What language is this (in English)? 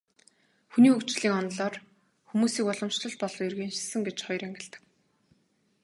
Mongolian